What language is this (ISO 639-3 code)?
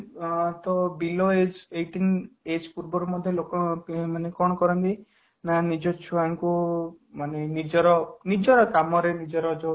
ori